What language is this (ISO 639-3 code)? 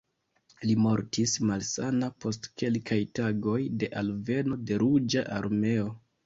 epo